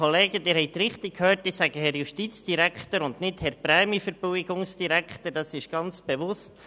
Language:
Swiss German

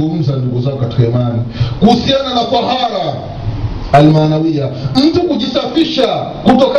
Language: Swahili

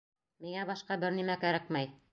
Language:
Bashkir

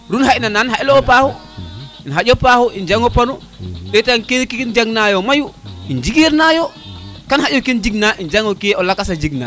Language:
Serer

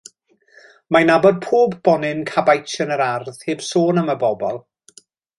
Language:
Welsh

